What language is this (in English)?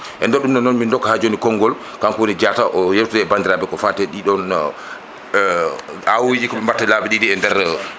Fula